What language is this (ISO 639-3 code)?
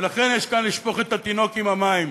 heb